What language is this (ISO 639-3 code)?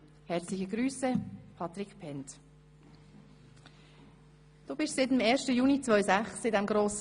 gsw